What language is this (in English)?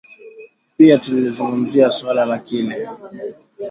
Swahili